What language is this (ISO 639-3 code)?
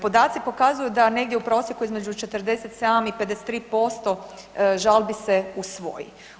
hrv